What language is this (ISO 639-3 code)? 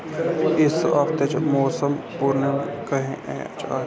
doi